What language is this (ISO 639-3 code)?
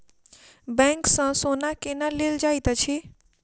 mai